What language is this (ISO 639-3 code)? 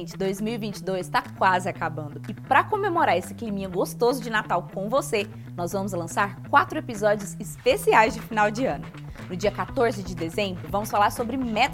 por